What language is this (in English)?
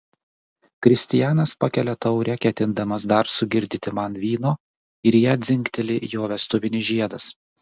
Lithuanian